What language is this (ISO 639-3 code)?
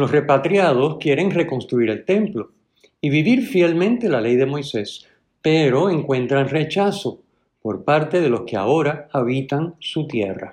spa